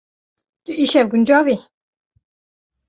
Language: Kurdish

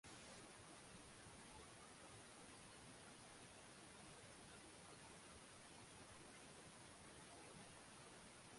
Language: Swahili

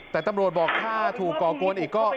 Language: Thai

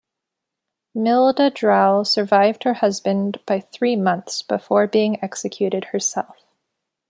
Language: English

